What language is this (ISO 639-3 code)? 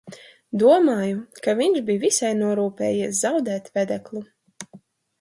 lav